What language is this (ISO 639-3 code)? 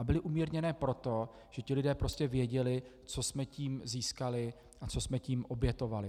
ces